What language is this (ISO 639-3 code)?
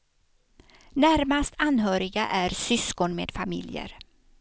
swe